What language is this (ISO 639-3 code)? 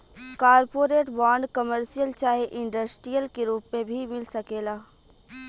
bho